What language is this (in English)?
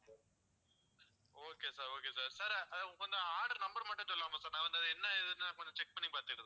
Tamil